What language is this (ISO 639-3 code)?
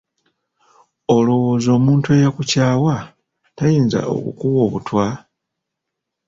lug